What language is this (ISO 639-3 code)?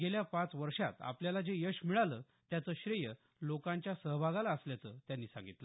mar